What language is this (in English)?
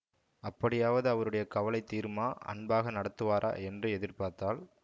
Tamil